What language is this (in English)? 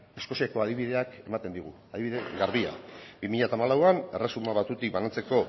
Basque